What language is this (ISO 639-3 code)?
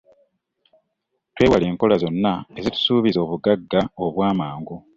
lug